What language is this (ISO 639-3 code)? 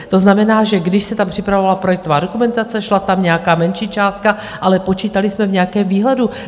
ces